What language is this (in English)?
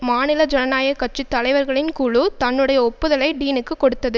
Tamil